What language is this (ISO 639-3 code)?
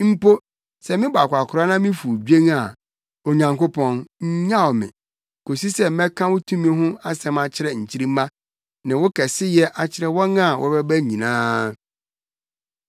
aka